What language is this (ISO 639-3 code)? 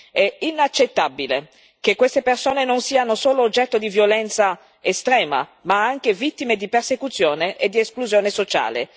ita